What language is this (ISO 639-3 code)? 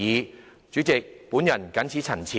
yue